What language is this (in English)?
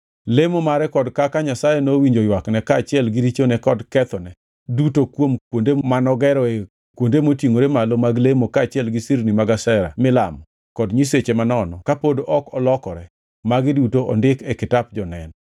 Luo (Kenya and Tanzania)